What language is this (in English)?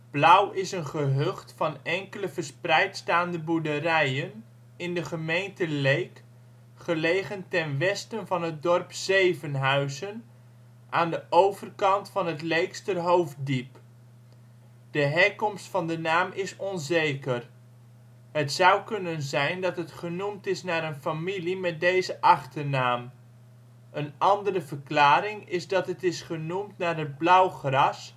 Dutch